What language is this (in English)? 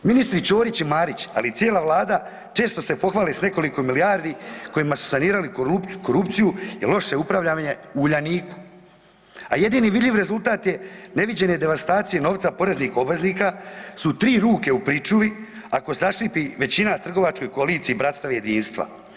Croatian